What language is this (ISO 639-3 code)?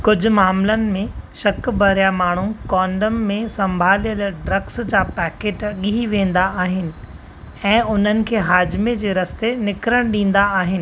snd